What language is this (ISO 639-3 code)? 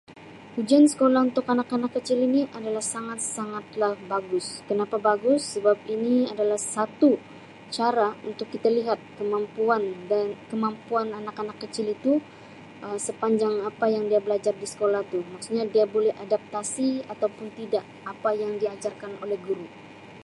msi